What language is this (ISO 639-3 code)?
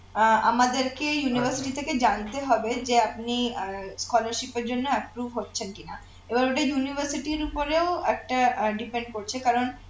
ben